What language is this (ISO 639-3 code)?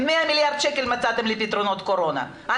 heb